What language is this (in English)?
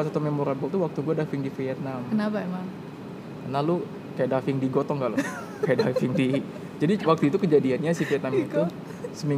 Indonesian